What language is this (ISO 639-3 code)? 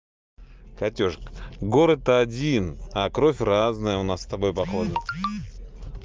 rus